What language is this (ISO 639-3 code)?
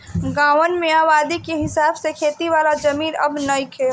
bho